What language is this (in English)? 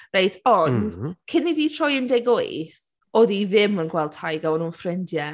Welsh